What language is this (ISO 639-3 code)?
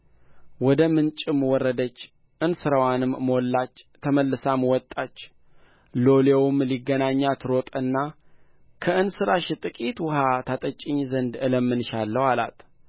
amh